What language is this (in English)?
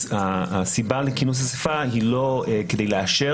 Hebrew